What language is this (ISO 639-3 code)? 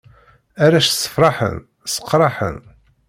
kab